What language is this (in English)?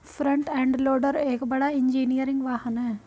Hindi